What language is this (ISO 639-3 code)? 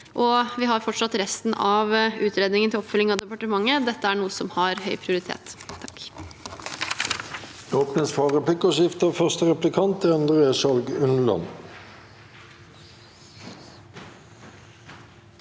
nor